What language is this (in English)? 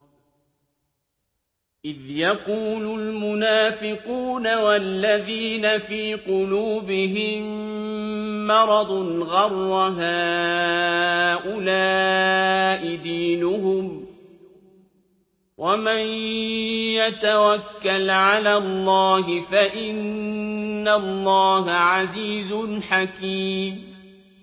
Arabic